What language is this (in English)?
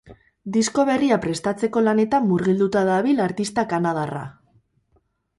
Basque